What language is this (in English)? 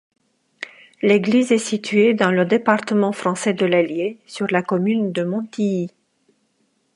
French